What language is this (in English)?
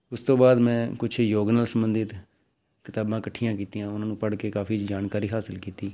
Punjabi